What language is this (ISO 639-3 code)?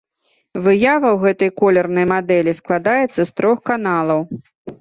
bel